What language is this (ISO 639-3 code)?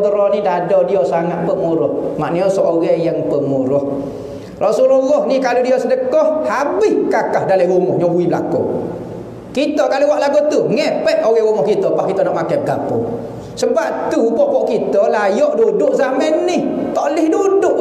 msa